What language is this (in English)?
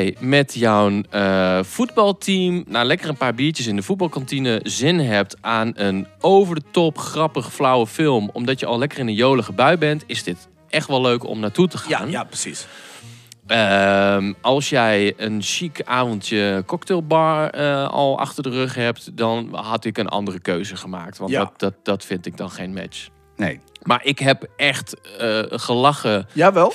Dutch